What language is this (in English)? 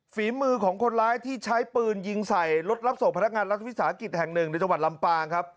Thai